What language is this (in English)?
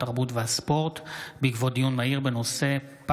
Hebrew